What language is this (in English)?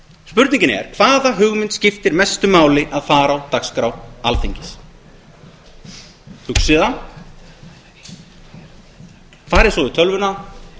Icelandic